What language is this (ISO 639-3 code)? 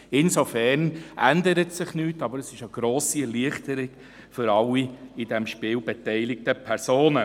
gsw